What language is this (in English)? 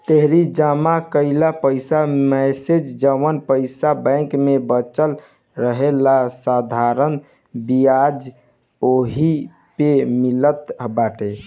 Bhojpuri